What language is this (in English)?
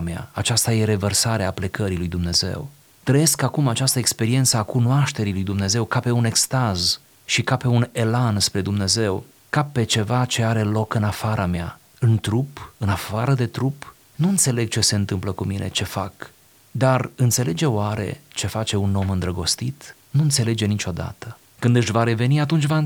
Romanian